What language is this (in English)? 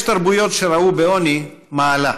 Hebrew